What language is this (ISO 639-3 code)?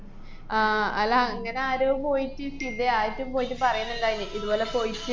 mal